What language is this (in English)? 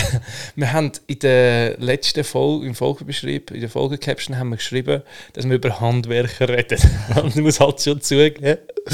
German